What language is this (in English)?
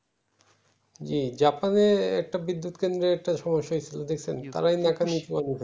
Bangla